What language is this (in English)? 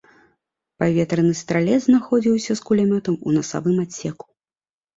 Belarusian